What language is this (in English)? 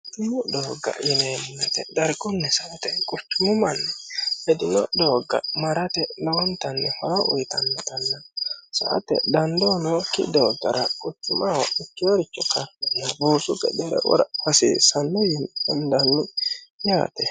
Sidamo